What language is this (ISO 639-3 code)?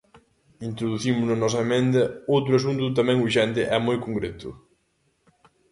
glg